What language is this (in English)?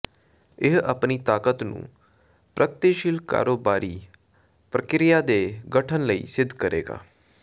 Punjabi